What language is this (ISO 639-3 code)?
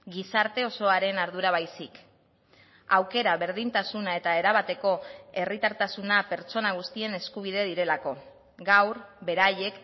eus